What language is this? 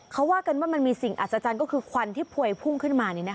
Thai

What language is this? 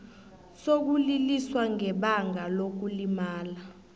South Ndebele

